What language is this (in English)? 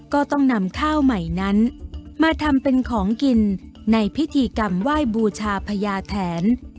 Thai